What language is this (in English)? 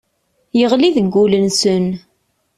Kabyle